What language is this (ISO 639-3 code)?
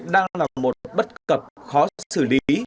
vie